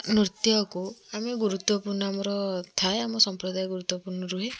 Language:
Odia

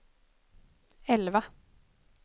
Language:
Swedish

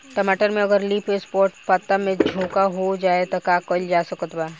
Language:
Bhojpuri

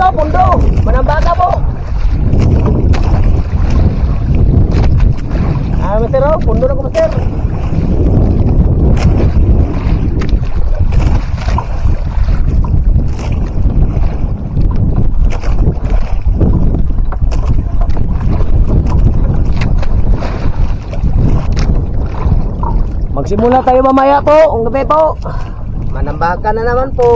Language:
Filipino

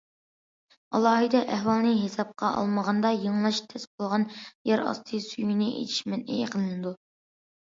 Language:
Uyghur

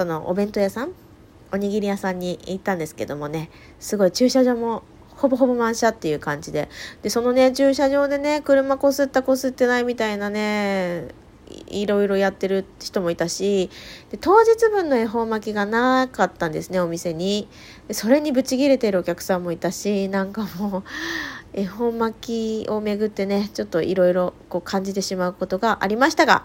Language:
Japanese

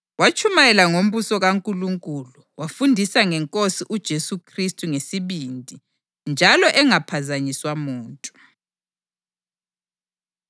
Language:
North Ndebele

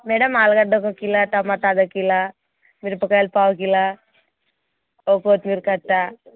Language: Telugu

